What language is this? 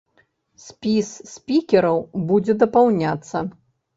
Belarusian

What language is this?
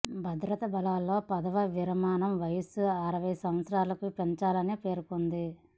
Telugu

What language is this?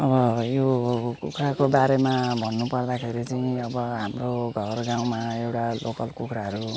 Nepali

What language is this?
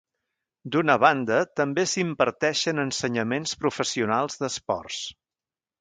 Catalan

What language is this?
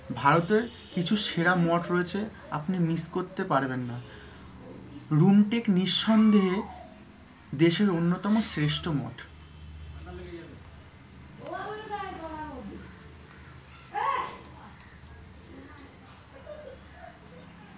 Bangla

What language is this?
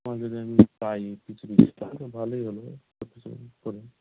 Bangla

